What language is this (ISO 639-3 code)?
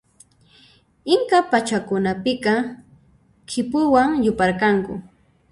qxp